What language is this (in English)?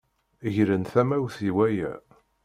Kabyle